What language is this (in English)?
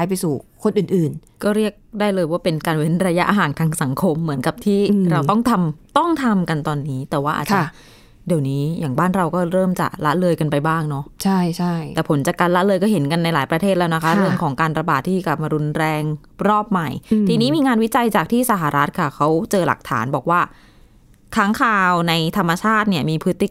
Thai